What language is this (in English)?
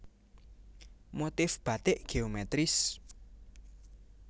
Javanese